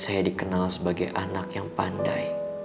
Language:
Indonesian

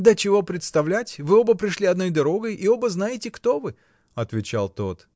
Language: Russian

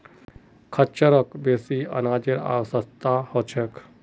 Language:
Magahi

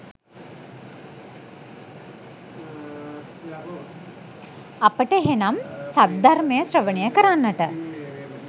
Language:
Sinhala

